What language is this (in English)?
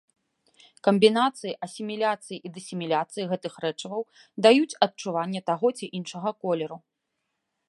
Belarusian